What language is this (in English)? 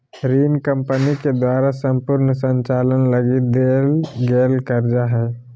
Magahi